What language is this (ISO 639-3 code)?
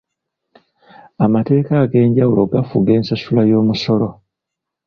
lug